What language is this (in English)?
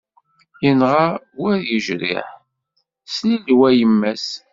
Kabyle